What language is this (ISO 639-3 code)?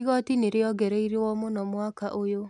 kik